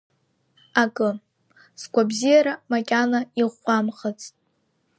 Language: Abkhazian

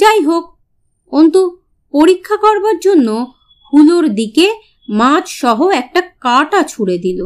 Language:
Bangla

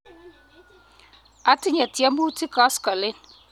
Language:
Kalenjin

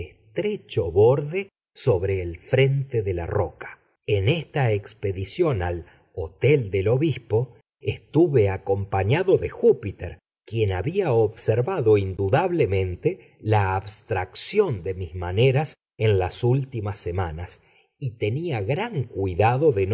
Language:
Spanish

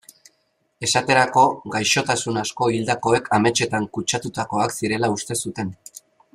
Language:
Basque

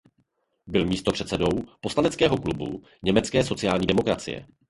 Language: Czech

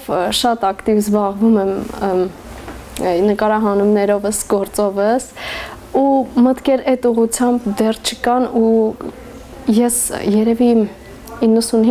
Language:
Turkish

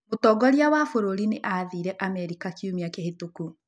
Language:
Kikuyu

